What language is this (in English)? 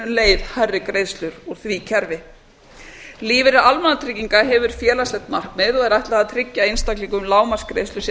Icelandic